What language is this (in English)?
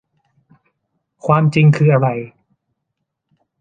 Thai